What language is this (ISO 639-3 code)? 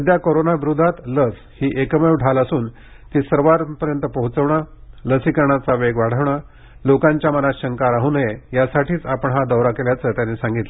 mar